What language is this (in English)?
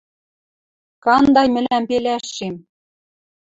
Western Mari